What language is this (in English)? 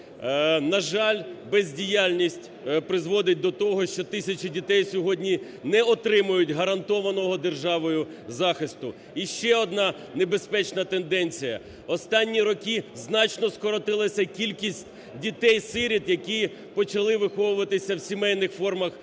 Ukrainian